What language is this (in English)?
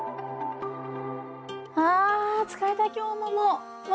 Japanese